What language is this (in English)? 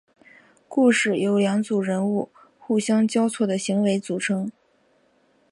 Chinese